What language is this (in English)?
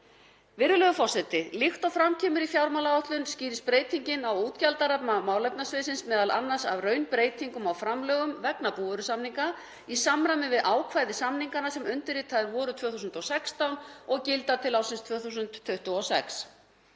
Icelandic